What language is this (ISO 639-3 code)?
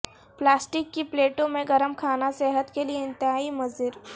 urd